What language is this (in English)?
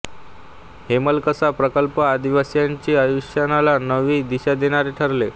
Marathi